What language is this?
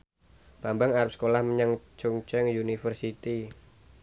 Javanese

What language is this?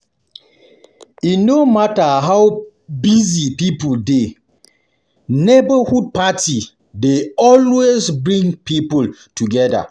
Nigerian Pidgin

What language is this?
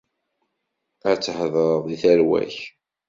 Kabyle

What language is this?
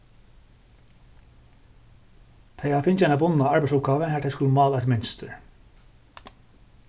Faroese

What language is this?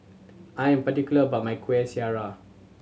English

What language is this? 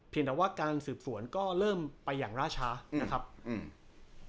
Thai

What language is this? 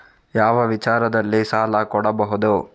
Kannada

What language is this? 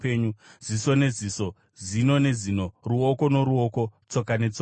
Shona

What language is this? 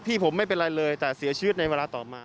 Thai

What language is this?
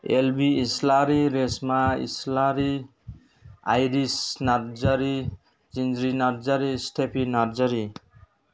Bodo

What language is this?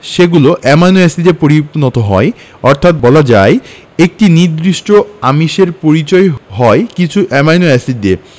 Bangla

